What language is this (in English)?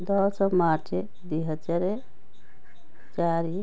Odia